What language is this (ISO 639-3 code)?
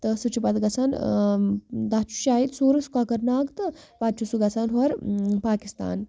kas